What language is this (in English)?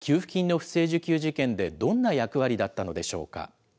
Japanese